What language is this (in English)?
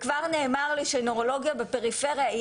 Hebrew